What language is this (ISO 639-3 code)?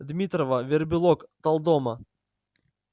rus